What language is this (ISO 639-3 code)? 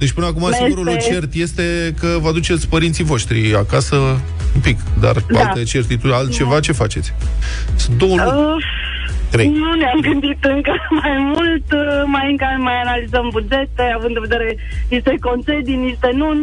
ron